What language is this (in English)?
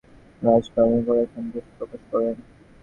Bangla